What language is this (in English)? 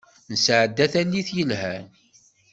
Kabyle